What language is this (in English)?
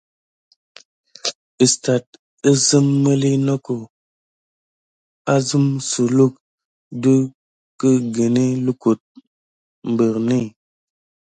Gidar